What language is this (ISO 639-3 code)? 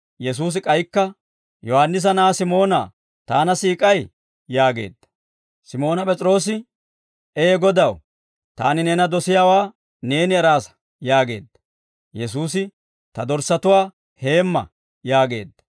dwr